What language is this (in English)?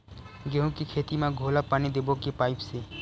Chhattisgarhi